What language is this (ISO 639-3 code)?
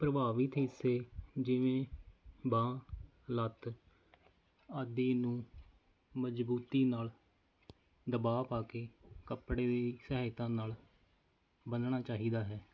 pan